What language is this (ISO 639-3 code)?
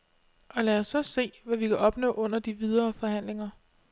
dan